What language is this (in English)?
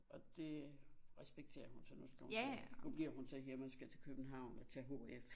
Danish